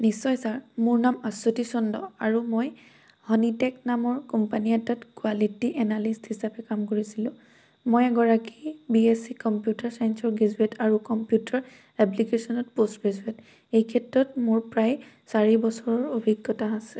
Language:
Assamese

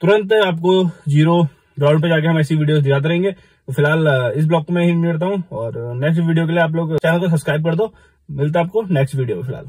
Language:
Hindi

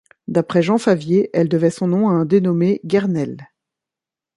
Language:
French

